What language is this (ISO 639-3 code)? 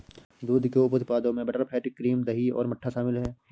hin